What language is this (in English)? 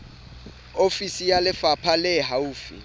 Southern Sotho